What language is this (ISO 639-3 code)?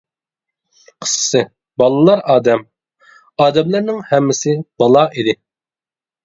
uig